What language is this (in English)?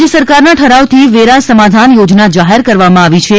Gujarati